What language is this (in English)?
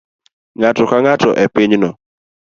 Luo (Kenya and Tanzania)